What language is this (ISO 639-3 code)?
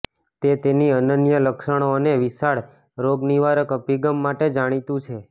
guj